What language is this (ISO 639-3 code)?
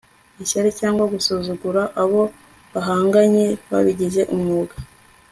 kin